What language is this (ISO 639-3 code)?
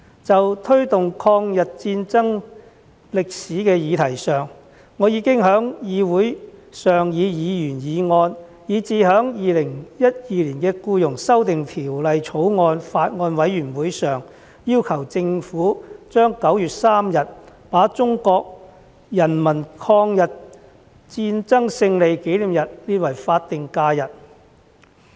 yue